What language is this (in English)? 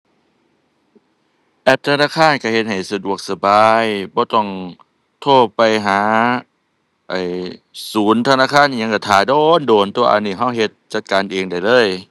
Thai